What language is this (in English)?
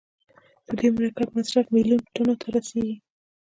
Pashto